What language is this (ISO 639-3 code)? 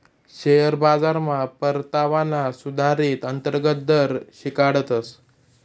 mar